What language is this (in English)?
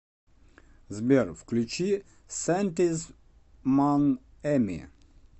Russian